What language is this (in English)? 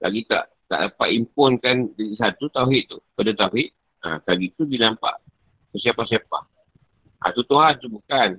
Malay